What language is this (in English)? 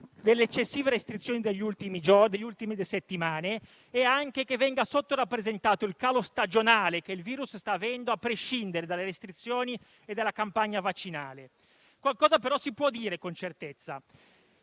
Italian